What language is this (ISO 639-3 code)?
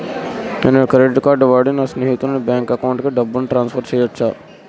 tel